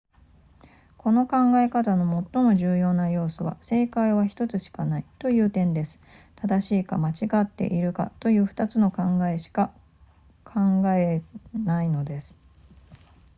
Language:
Japanese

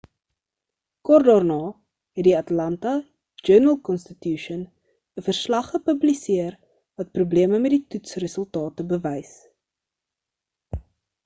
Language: Afrikaans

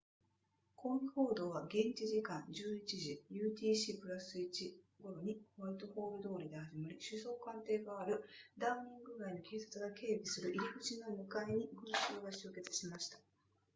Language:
Japanese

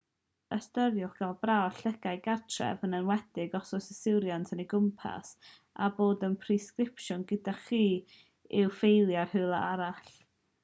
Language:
Welsh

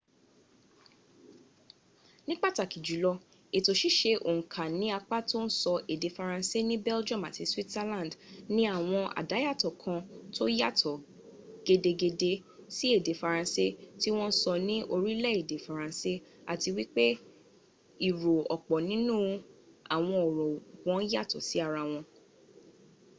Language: Yoruba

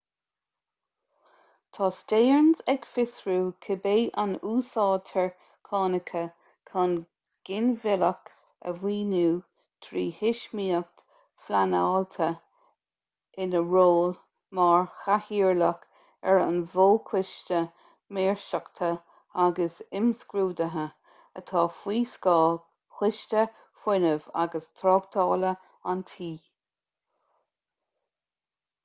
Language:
Irish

